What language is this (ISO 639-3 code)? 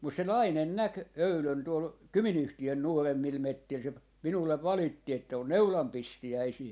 fin